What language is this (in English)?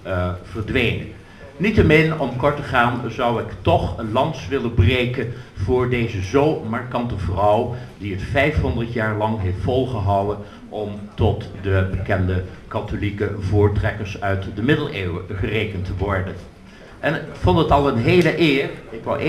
Dutch